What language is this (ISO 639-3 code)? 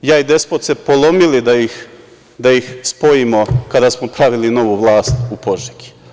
srp